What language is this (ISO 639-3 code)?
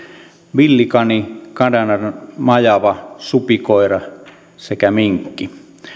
fin